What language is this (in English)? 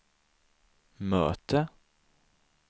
Swedish